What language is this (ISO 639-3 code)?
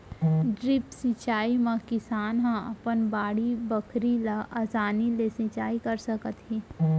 hne